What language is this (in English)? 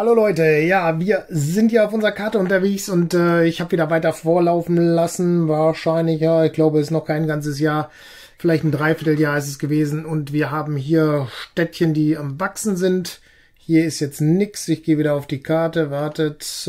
German